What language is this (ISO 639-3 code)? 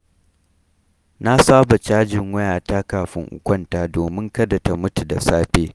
hau